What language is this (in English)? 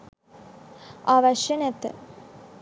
Sinhala